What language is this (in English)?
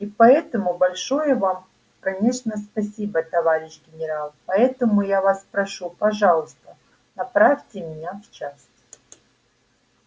Russian